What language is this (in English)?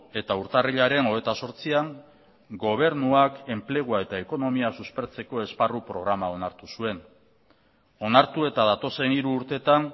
Basque